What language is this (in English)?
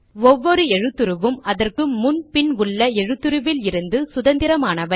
Tamil